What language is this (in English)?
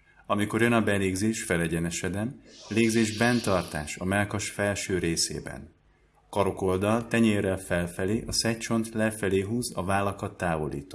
Hungarian